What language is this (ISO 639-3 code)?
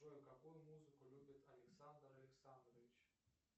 rus